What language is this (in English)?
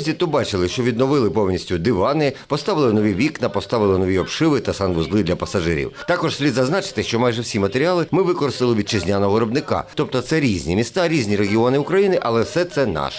Ukrainian